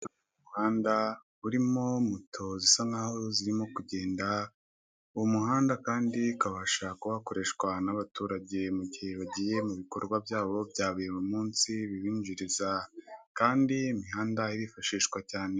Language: Kinyarwanda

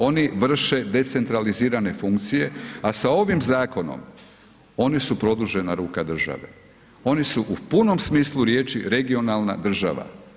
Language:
Croatian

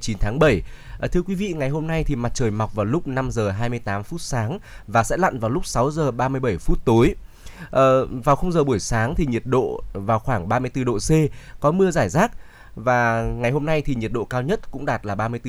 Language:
Vietnamese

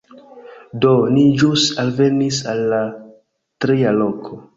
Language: Esperanto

